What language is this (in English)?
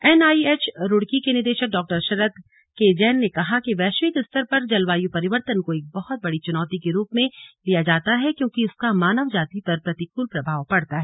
Hindi